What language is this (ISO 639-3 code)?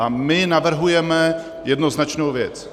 ces